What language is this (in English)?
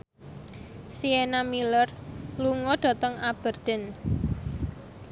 Javanese